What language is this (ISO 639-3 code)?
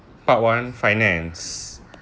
eng